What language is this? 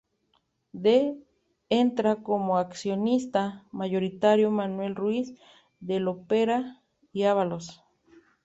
Spanish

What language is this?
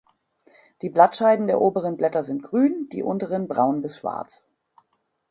German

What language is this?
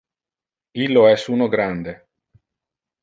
Interlingua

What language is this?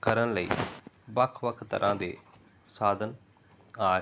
Punjabi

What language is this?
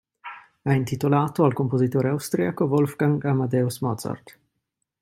Italian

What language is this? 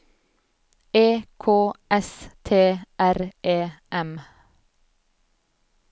Norwegian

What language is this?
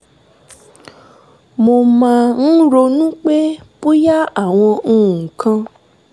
Yoruba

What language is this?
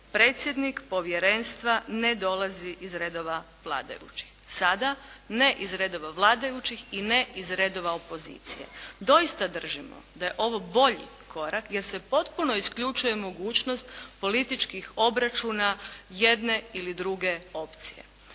Croatian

